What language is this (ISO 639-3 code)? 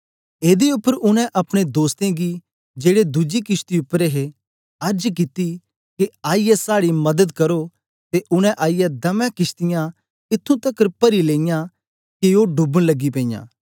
doi